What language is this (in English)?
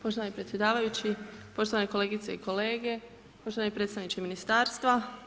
Croatian